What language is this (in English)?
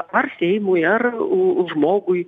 Lithuanian